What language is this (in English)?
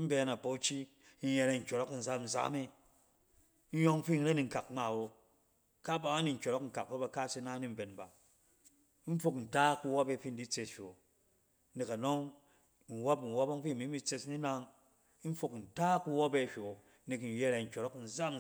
Cen